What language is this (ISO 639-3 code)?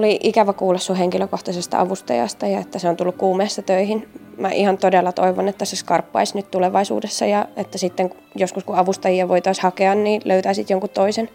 fin